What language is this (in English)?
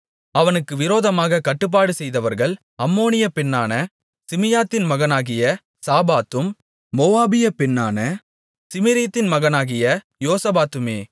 Tamil